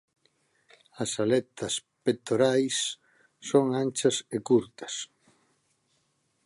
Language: Galician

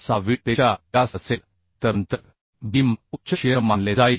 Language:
Marathi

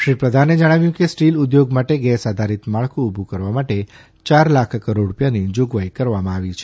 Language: Gujarati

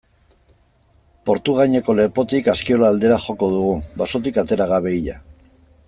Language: Basque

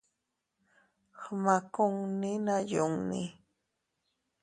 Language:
Teutila Cuicatec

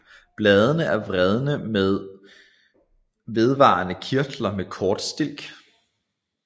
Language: Danish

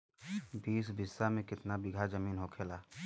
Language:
Bhojpuri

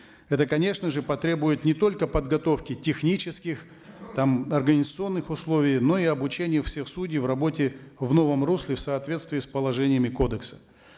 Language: Kazakh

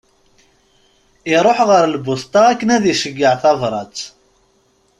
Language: Kabyle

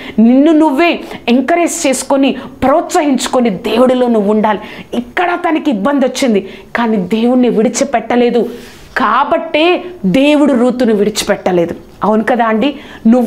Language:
Telugu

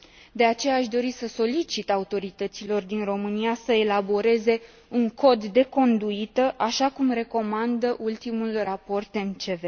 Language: Romanian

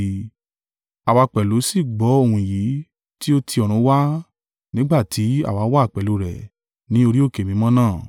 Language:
Yoruba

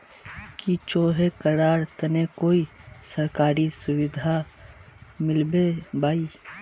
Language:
Magahi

